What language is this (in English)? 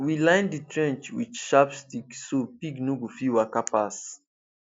Nigerian Pidgin